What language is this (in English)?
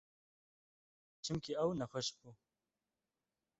Kurdish